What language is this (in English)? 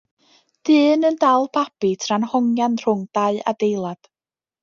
Welsh